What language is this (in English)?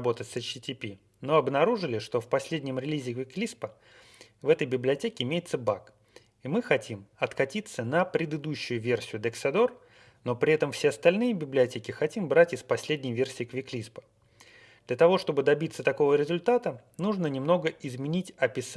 Russian